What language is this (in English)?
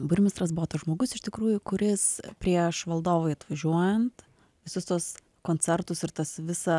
Lithuanian